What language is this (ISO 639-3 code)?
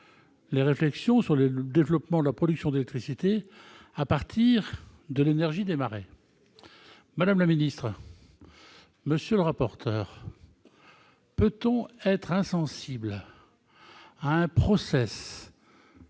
fra